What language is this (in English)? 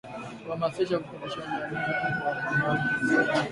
Swahili